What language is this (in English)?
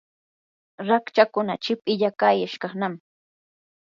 Yanahuanca Pasco Quechua